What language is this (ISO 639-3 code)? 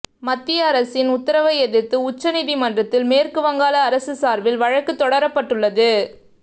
tam